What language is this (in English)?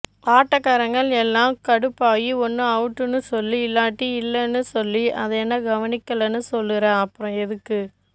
Tamil